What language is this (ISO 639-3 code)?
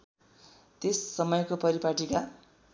nep